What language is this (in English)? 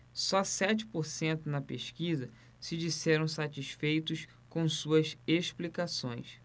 Portuguese